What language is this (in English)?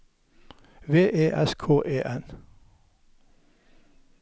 Norwegian